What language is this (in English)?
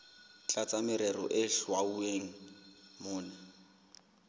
Southern Sotho